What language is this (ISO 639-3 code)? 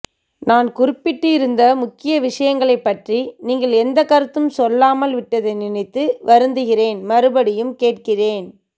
tam